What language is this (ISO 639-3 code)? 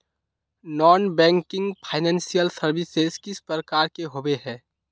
mag